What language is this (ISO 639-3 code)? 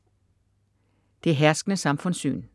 dan